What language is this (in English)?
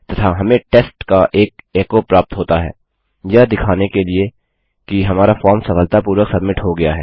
Hindi